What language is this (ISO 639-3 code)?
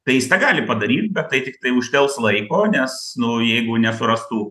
lit